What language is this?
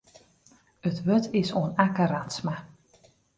Western Frisian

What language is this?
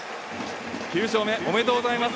Japanese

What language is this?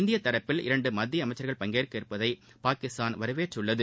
Tamil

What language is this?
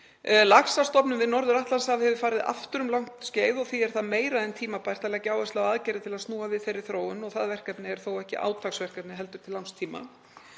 Icelandic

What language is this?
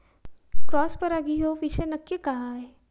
Marathi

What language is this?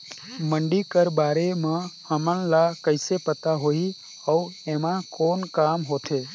Chhattisgarhi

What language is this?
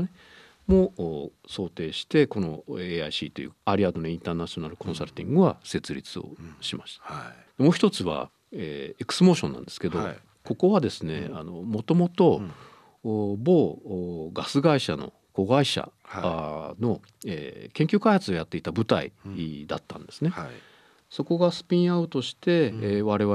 Japanese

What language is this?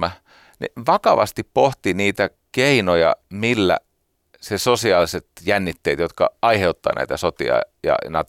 Finnish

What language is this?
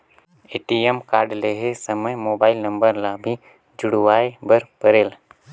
Chhattisgarhi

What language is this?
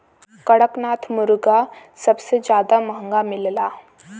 Bhojpuri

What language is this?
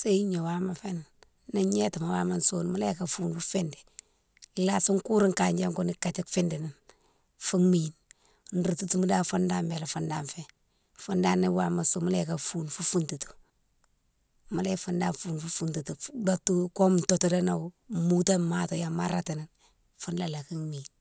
Mansoanka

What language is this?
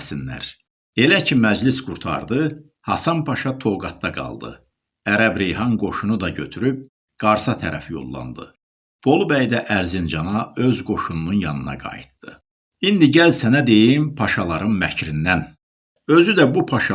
Turkish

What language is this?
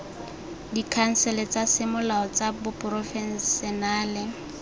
Tswana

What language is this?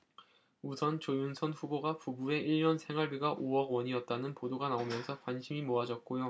Korean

